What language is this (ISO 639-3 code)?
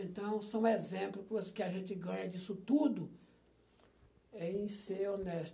por